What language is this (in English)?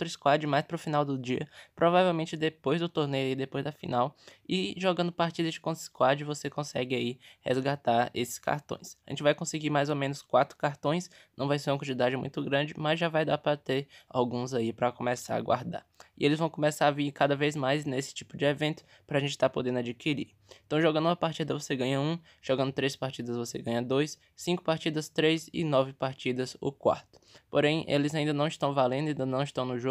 Portuguese